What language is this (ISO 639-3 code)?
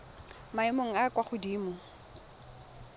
tsn